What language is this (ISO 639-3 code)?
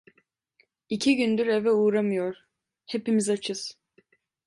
tur